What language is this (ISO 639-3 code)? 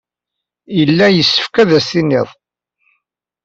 kab